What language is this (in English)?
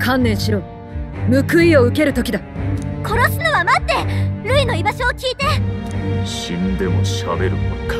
Japanese